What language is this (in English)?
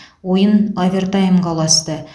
Kazakh